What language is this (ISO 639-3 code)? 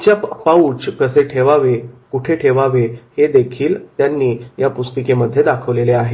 mar